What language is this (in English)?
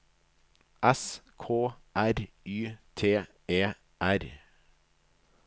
Norwegian